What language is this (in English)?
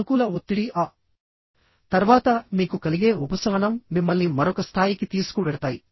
Telugu